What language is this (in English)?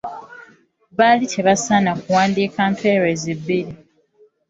Ganda